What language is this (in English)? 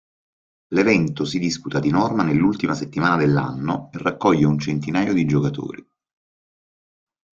Italian